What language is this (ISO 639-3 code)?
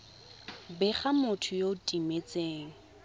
tsn